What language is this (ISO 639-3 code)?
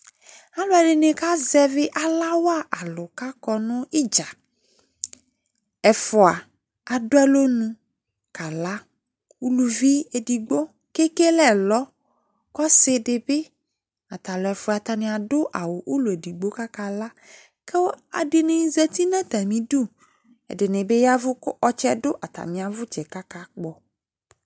kpo